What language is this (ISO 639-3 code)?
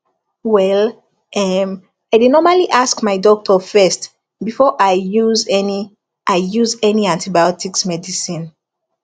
pcm